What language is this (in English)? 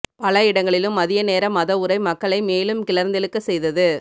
Tamil